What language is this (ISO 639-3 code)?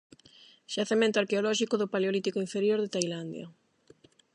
glg